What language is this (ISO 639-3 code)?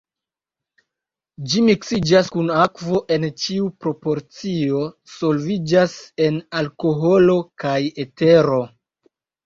epo